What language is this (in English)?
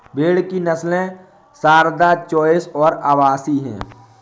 Hindi